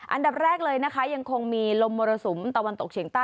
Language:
Thai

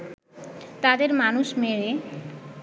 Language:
Bangla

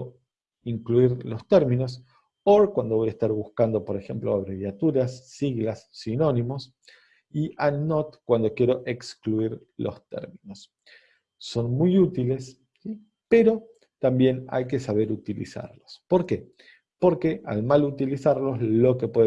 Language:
Spanish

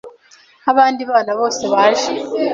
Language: Kinyarwanda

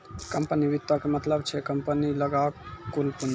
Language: Maithili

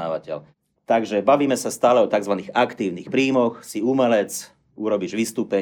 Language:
Slovak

